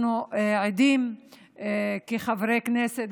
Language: Hebrew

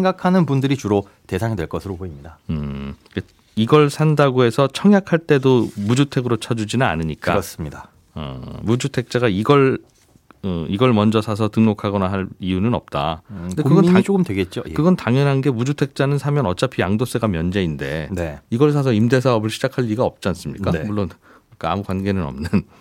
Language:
Korean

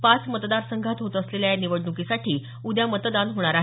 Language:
Marathi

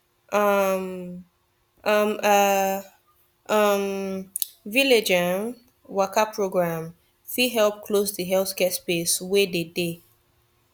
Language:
Nigerian Pidgin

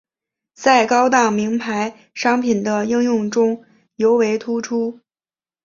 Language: Chinese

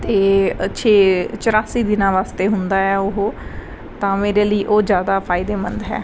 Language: Punjabi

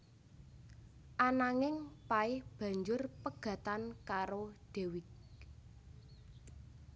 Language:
Javanese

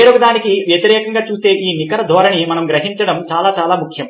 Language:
Telugu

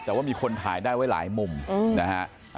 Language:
Thai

